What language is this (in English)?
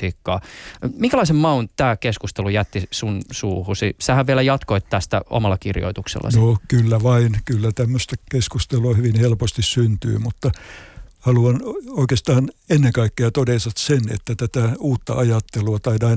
Finnish